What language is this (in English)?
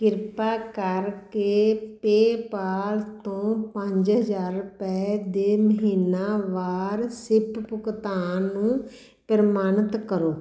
Punjabi